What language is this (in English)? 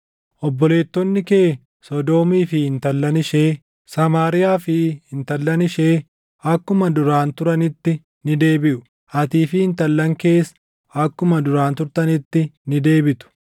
Oromo